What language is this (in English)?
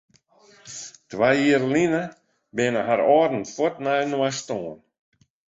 Western Frisian